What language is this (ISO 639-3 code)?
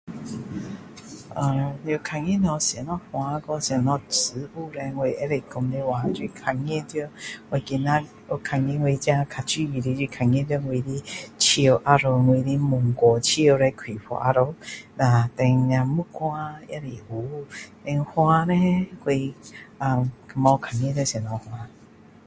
cdo